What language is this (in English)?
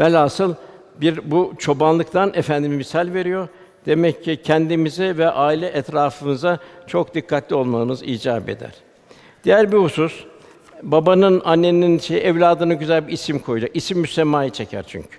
Turkish